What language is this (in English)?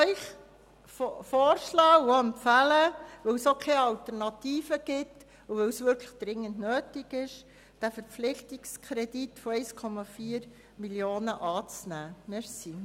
Swiss German